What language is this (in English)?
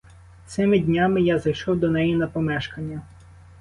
Ukrainian